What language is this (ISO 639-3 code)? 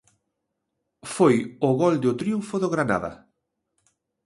glg